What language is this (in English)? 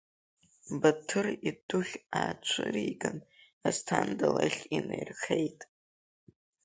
Abkhazian